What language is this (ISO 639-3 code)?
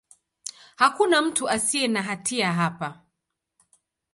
swa